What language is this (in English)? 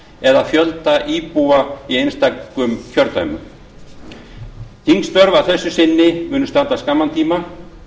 Icelandic